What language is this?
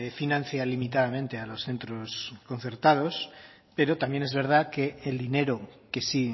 Spanish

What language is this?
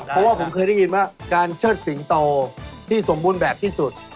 Thai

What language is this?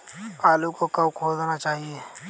Hindi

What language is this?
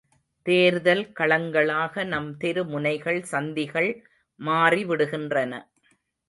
Tamil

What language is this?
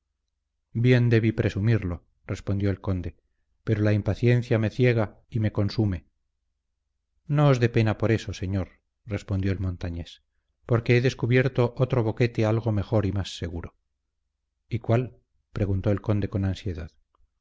Spanish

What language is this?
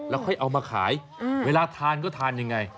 Thai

